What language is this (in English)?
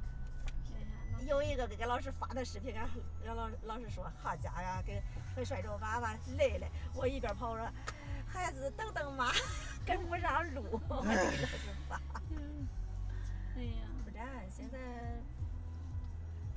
Chinese